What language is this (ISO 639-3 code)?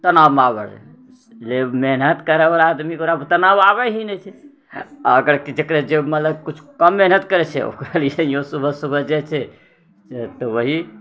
mai